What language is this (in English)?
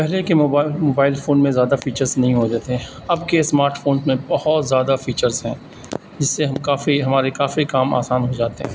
Urdu